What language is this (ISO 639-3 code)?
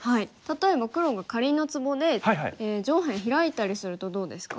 jpn